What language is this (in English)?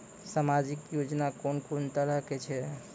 Maithili